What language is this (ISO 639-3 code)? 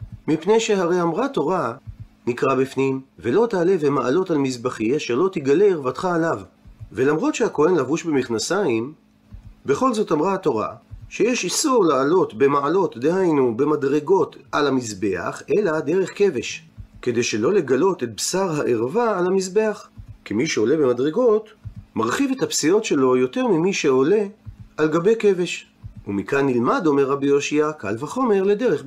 heb